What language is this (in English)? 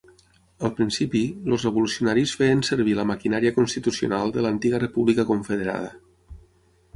Catalan